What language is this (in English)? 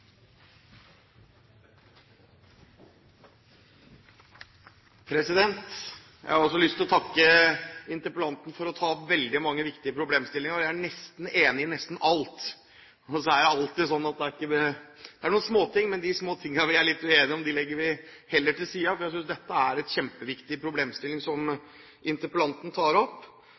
Norwegian Bokmål